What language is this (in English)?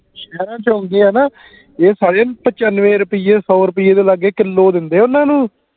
Punjabi